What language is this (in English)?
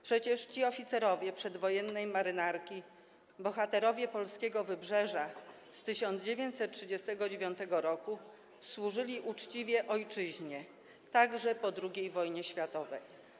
Polish